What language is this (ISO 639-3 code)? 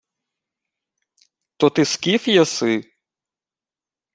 ukr